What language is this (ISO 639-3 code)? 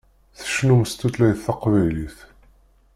kab